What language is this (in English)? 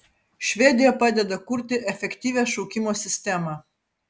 Lithuanian